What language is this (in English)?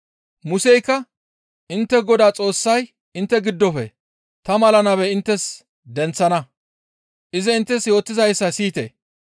Gamo